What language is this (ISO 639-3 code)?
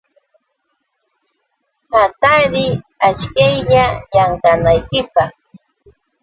qux